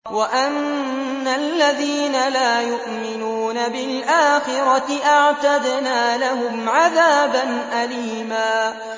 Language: Arabic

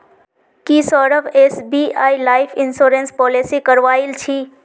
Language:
Magahi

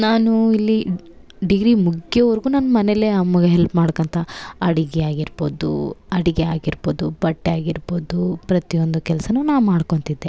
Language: Kannada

